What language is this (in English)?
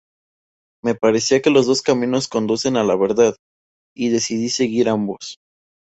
Spanish